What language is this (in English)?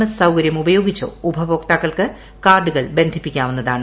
Malayalam